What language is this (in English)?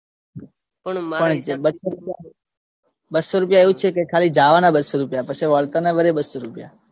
Gujarati